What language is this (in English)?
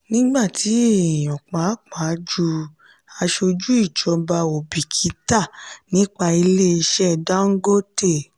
Yoruba